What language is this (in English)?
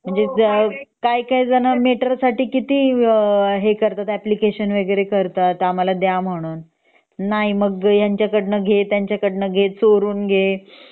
Marathi